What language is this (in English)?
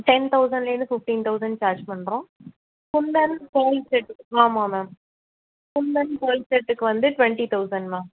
Tamil